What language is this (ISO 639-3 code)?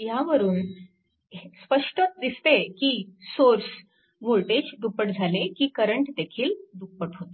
mar